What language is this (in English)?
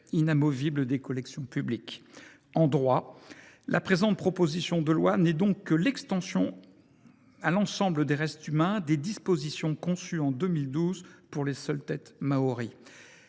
French